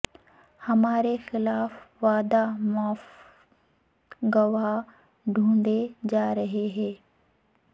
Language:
Urdu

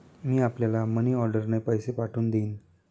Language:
Marathi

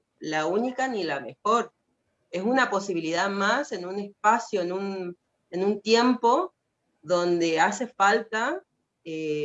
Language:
Spanish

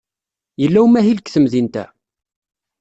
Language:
Kabyle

